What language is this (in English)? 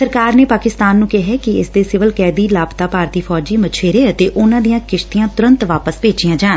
Punjabi